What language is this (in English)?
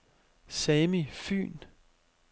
Danish